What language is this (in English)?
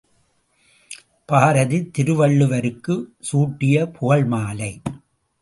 Tamil